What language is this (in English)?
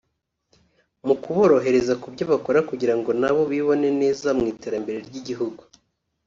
Kinyarwanda